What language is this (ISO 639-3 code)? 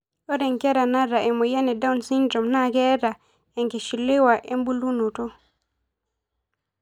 mas